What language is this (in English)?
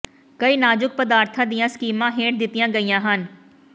Punjabi